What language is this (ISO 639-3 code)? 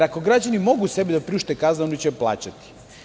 srp